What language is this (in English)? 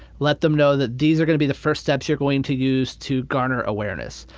English